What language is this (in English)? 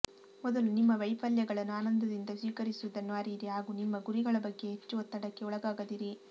Kannada